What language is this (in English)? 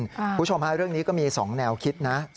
Thai